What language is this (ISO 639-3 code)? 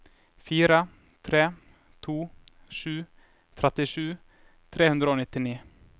nor